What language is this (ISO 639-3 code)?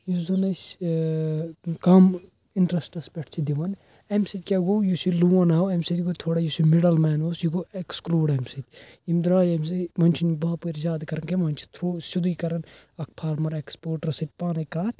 kas